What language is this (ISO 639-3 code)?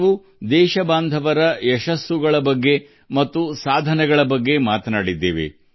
kan